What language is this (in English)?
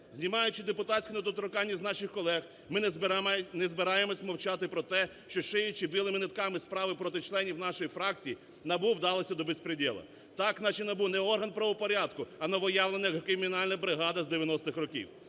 Ukrainian